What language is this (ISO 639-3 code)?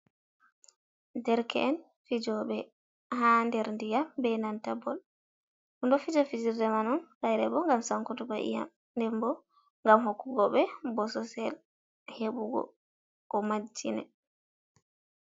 ful